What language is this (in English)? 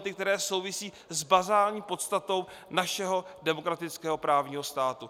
Czech